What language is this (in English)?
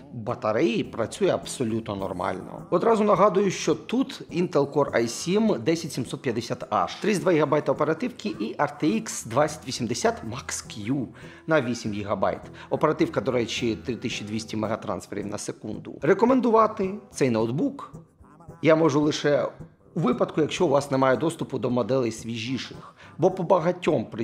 Ukrainian